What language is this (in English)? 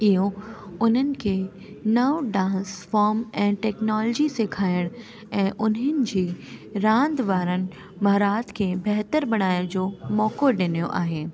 Sindhi